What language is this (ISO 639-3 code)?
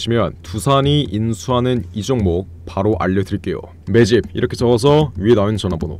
kor